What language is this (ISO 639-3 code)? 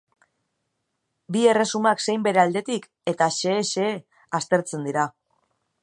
eus